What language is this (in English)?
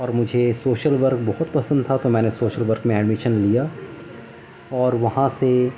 Urdu